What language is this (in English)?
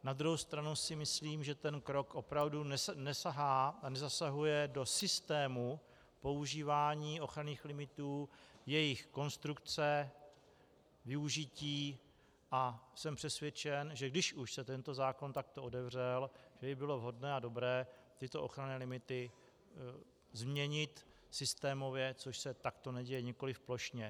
Czech